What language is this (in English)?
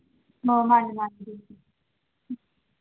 Manipuri